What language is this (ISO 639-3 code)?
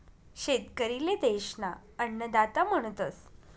mar